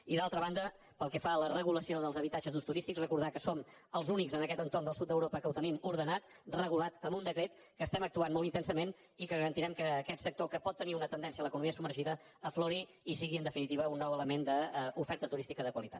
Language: Catalan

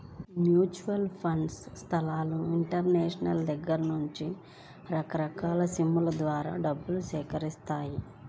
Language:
Telugu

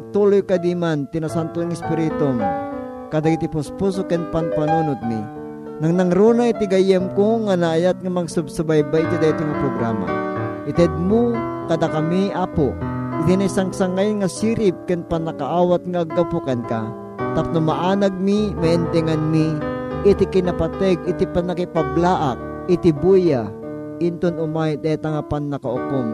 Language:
Filipino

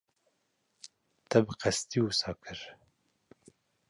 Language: Kurdish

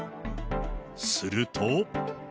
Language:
Japanese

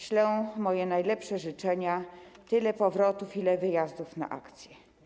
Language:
Polish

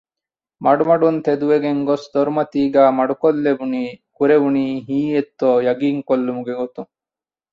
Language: Divehi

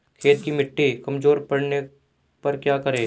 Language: Hindi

